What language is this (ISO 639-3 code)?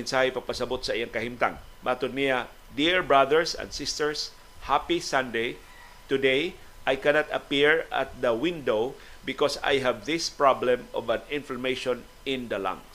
fil